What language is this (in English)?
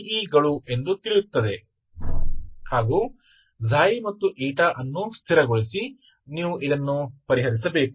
Kannada